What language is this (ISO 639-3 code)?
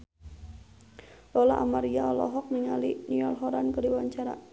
sun